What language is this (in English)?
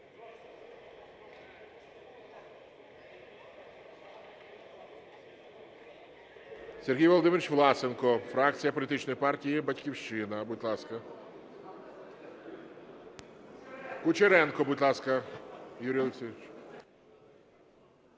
Ukrainian